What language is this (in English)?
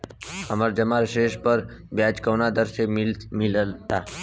Bhojpuri